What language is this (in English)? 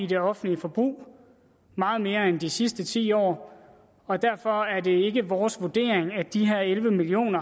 Danish